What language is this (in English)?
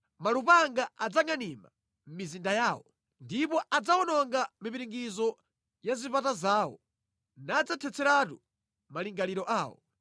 Nyanja